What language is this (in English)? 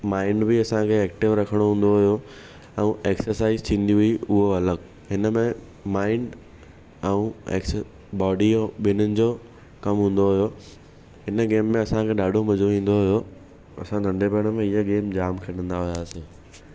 Sindhi